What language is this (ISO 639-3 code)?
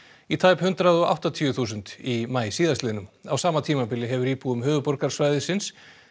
isl